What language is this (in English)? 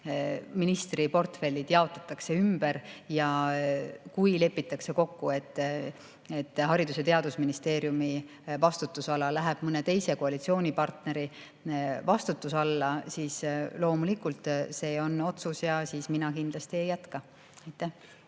Estonian